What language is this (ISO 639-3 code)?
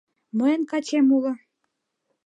chm